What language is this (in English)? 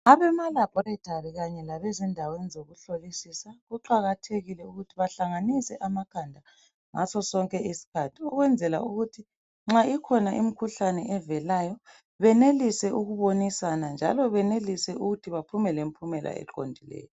North Ndebele